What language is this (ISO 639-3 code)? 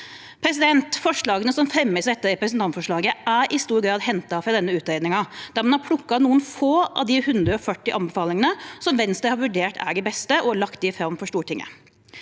nor